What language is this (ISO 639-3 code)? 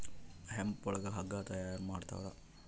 kan